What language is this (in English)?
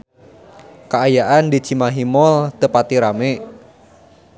Sundanese